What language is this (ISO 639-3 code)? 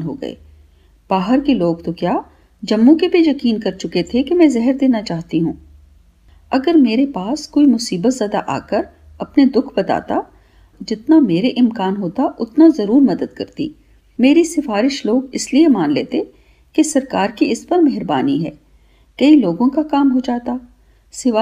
hin